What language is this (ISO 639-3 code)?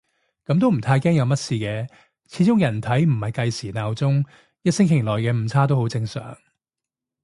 yue